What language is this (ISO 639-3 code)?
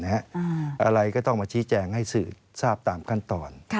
tha